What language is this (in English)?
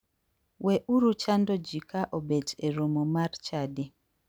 Luo (Kenya and Tanzania)